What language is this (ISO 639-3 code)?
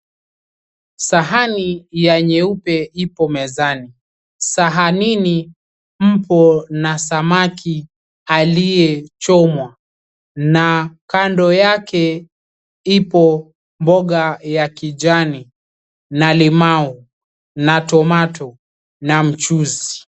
swa